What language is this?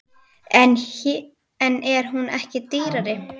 Icelandic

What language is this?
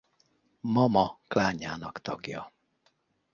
Hungarian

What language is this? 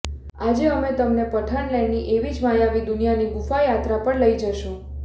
Gujarati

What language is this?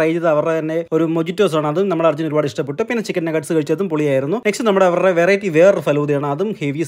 Malayalam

